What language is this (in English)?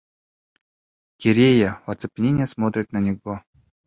Bashkir